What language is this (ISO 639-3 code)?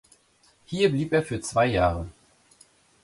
deu